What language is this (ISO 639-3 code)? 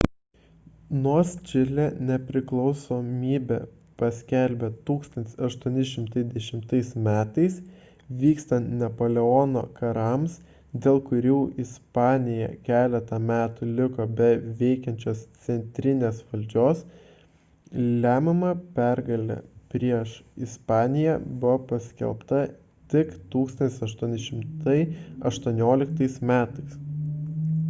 lit